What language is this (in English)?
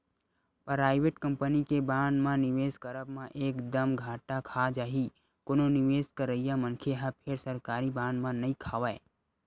Chhattisgarhi